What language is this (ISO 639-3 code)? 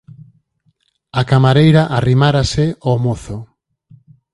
glg